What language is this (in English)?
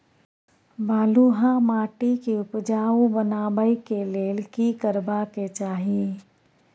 Maithili